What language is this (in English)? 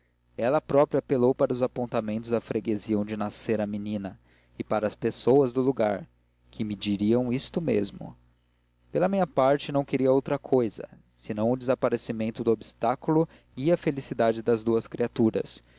Portuguese